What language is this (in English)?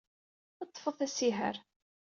Kabyle